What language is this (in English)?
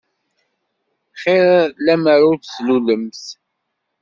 Kabyle